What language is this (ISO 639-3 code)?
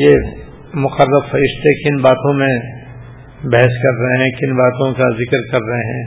urd